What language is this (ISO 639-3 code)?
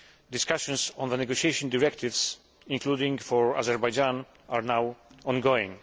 eng